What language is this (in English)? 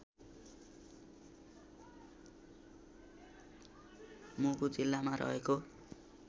Nepali